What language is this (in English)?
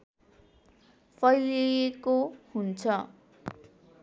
Nepali